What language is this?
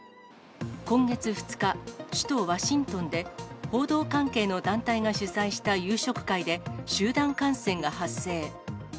Japanese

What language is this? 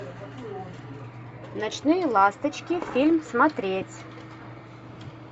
Russian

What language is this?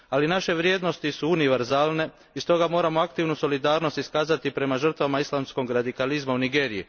Croatian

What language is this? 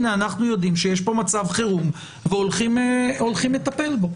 Hebrew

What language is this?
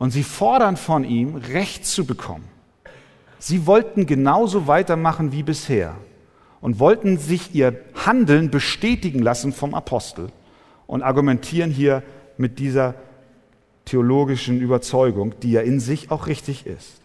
German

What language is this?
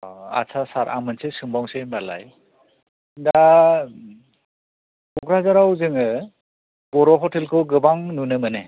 Bodo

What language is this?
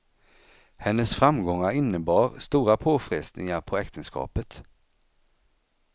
Swedish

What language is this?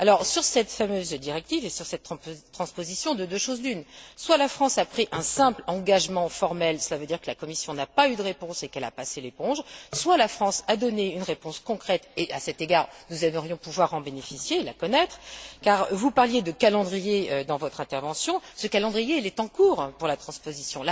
French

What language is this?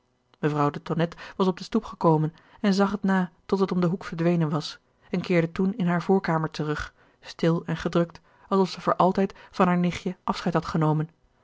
Dutch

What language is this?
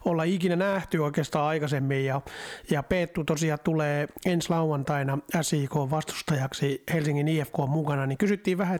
Finnish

